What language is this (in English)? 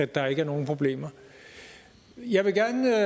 Danish